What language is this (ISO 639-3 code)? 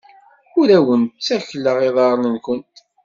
kab